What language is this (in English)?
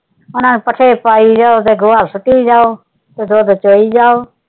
Punjabi